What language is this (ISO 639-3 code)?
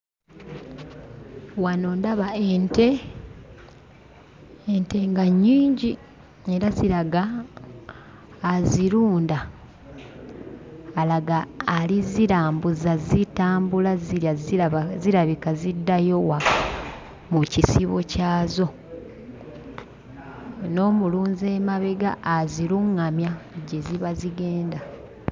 lug